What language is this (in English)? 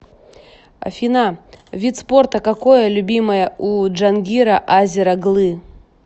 Russian